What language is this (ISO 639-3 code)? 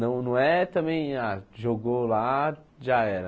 por